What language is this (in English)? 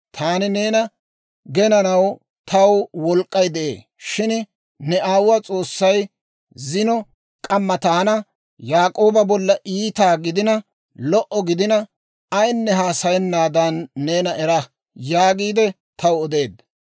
Dawro